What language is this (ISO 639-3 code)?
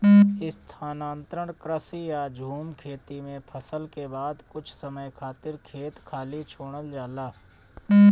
bho